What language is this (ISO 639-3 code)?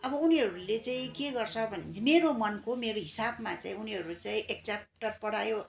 nep